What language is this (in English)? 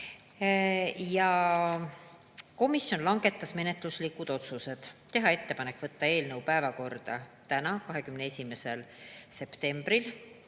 Estonian